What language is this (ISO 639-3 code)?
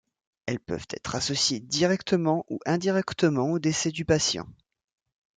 fra